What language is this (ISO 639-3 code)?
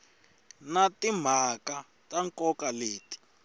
tso